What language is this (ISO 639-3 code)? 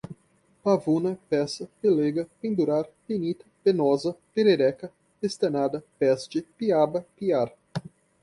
por